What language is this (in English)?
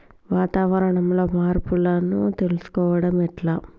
Telugu